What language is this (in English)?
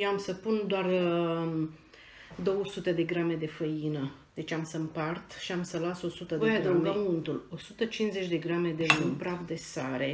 Romanian